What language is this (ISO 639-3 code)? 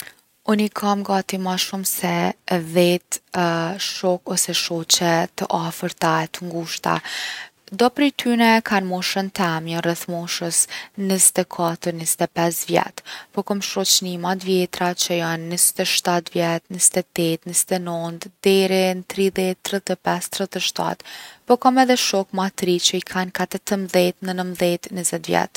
aln